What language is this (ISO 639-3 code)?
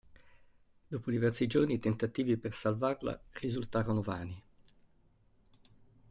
ita